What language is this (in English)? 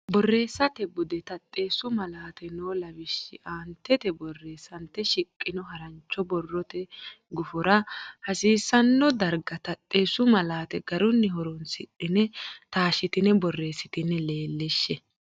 Sidamo